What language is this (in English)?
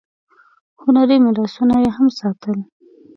Pashto